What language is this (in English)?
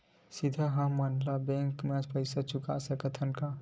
Chhattisgarhi